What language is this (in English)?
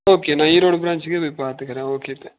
Tamil